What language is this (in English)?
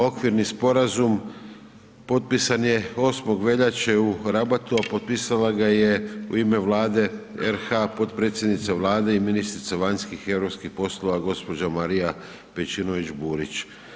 Croatian